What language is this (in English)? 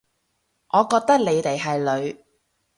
Cantonese